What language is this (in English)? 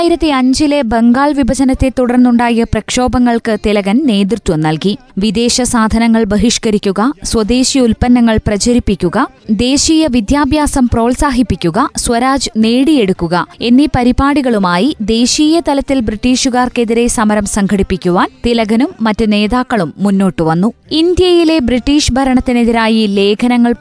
Malayalam